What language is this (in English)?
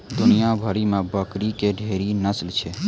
Maithili